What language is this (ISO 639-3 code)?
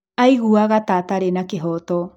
kik